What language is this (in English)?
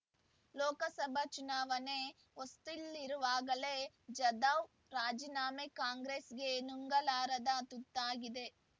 Kannada